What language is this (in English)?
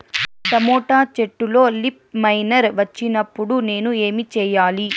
Telugu